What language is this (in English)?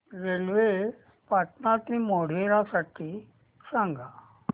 Marathi